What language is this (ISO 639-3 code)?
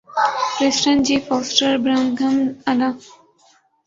urd